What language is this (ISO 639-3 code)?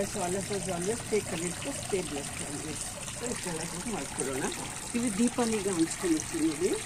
tur